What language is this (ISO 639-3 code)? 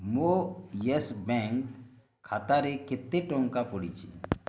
ori